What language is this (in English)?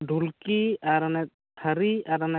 Santali